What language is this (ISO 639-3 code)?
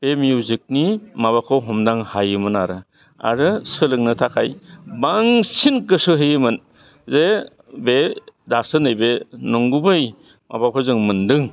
brx